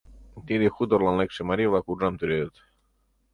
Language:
Mari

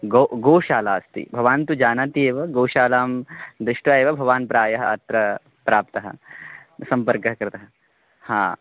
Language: Sanskrit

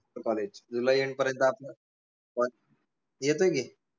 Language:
Marathi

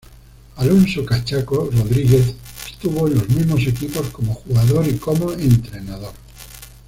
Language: Spanish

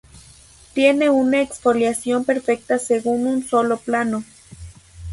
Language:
Spanish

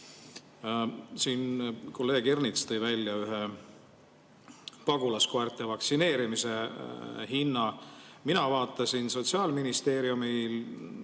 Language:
Estonian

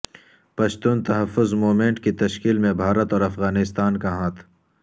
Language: Urdu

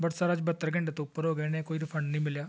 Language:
Punjabi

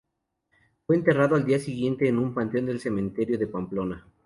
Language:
Spanish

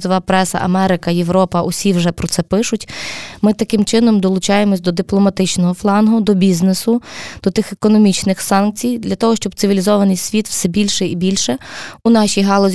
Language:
Ukrainian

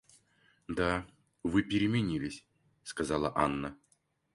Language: Russian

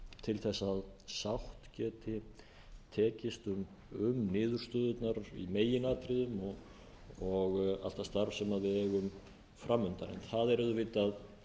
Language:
Icelandic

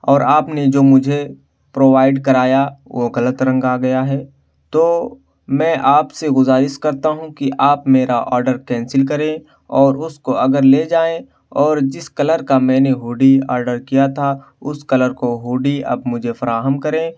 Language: Urdu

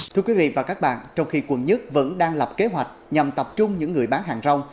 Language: Vietnamese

